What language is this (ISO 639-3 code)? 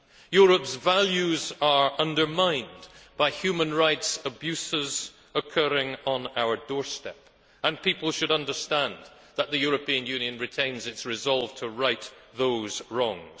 eng